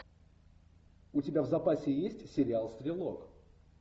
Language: Russian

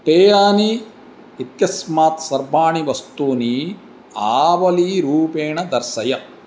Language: Sanskrit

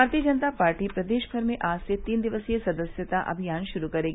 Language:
Hindi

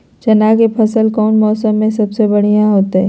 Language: Magahi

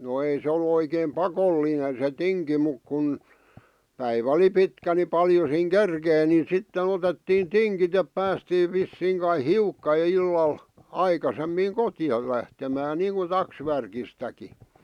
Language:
Finnish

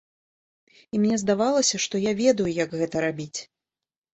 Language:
Belarusian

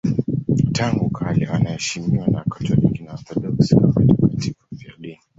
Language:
Swahili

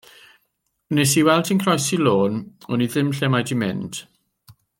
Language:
Welsh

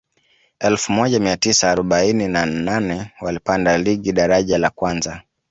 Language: Swahili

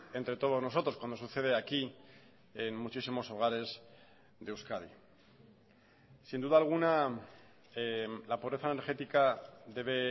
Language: Spanish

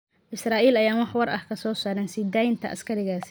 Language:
Somali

